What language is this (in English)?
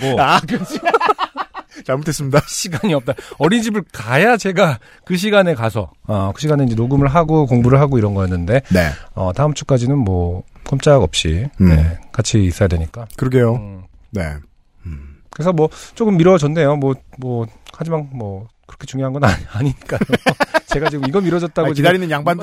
Korean